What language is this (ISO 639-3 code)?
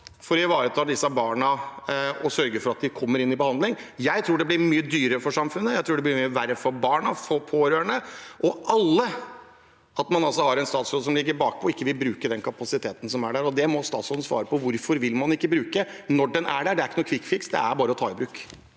nor